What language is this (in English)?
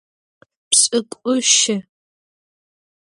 Adyghe